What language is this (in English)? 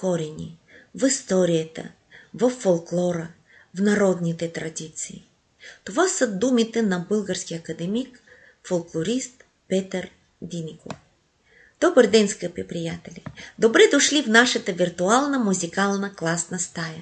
Bulgarian